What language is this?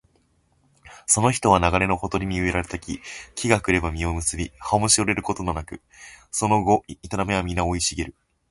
Japanese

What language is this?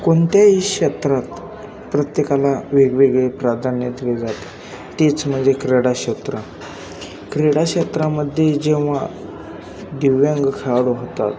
Marathi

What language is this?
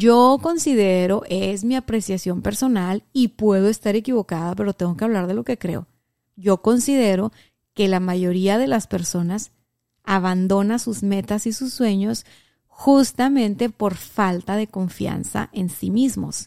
Spanish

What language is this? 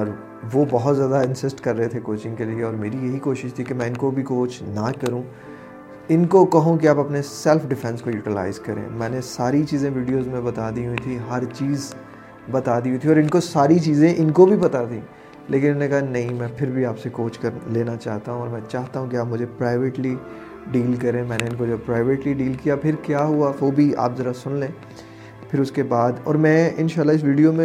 Urdu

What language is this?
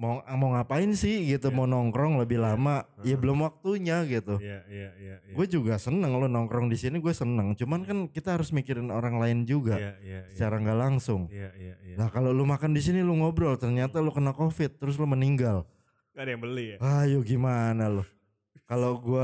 Indonesian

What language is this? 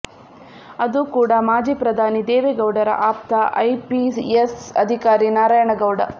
Kannada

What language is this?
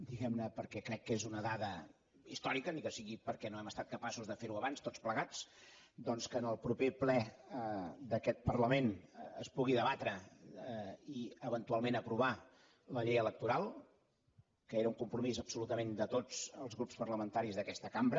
Catalan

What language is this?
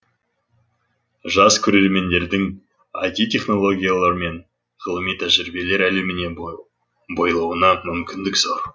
Kazakh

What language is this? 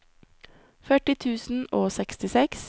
Norwegian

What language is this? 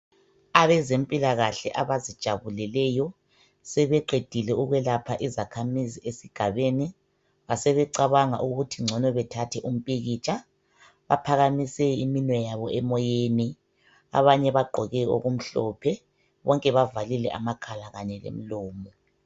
North Ndebele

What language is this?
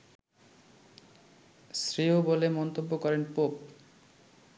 Bangla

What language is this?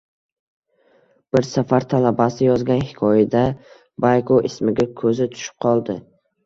Uzbek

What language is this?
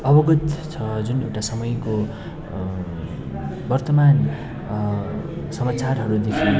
Nepali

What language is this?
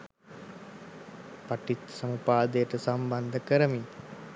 Sinhala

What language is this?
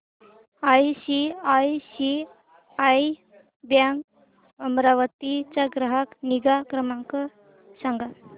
Marathi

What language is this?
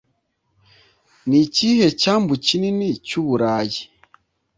Kinyarwanda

